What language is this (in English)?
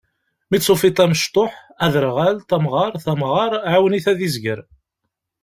Kabyle